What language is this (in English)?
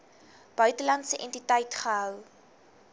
Afrikaans